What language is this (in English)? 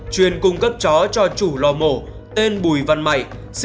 Vietnamese